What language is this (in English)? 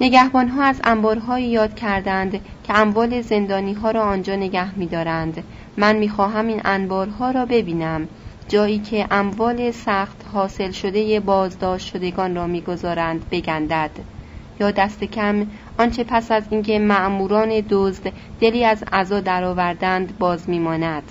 Persian